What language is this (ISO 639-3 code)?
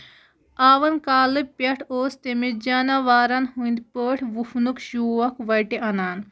kas